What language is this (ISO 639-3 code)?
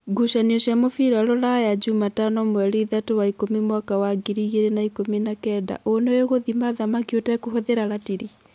kik